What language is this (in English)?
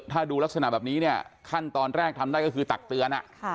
Thai